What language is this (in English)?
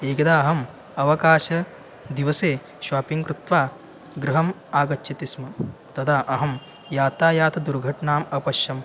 Sanskrit